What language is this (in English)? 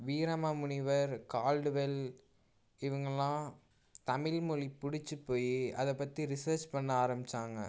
Tamil